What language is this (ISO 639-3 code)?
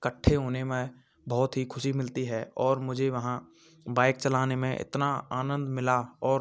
hin